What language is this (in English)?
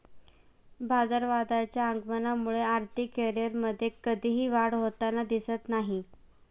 Marathi